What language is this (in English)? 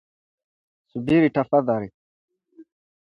Swahili